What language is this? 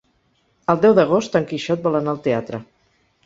Catalan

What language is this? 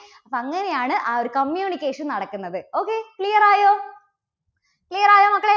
Malayalam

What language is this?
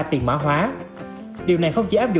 Vietnamese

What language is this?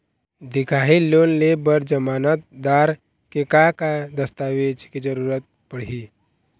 Chhattisgarhi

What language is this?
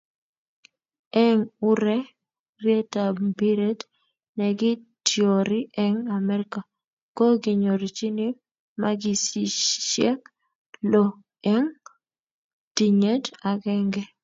Kalenjin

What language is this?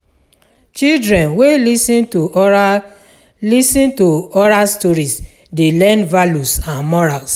Nigerian Pidgin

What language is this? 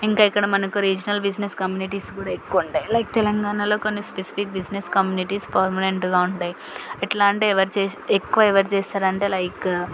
Telugu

